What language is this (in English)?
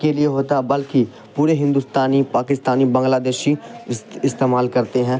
Urdu